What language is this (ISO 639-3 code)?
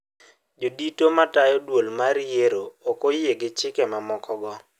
luo